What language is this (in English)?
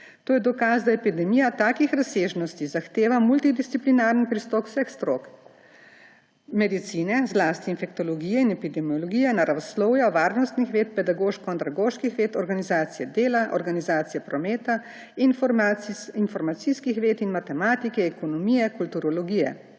Slovenian